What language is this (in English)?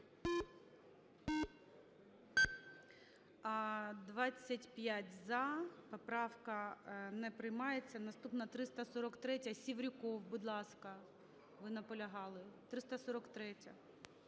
Ukrainian